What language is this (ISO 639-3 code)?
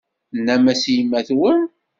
kab